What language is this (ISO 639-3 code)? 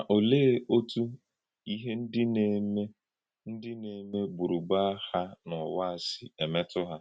ibo